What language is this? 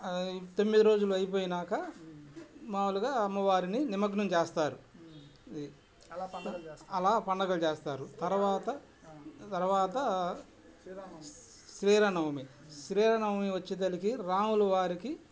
Telugu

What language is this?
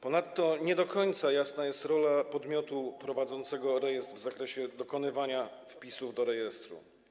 Polish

